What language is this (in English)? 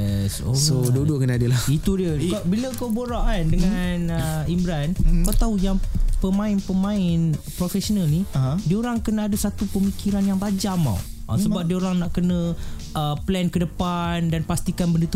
Malay